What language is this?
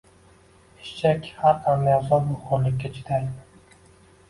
Uzbek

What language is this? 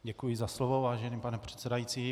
Czech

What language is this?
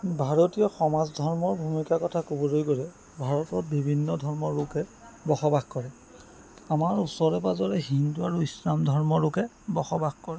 Assamese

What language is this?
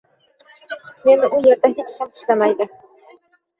Uzbek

